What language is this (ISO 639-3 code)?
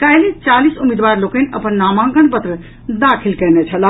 mai